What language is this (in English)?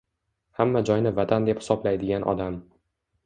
Uzbek